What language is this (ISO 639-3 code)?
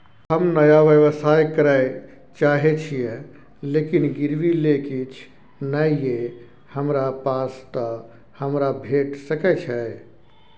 mai